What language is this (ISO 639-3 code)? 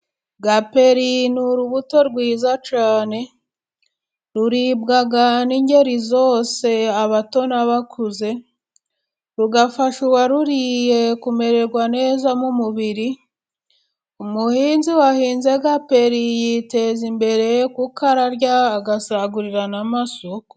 kin